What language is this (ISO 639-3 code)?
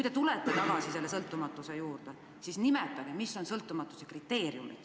est